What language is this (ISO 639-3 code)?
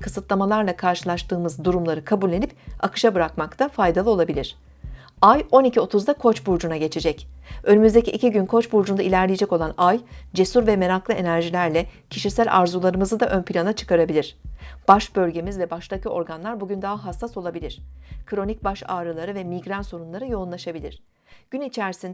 tur